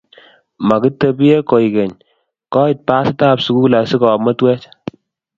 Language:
Kalenjin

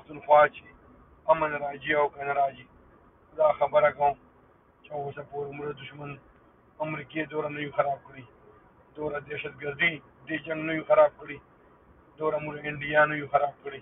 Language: Turkish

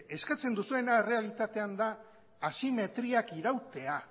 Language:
Basque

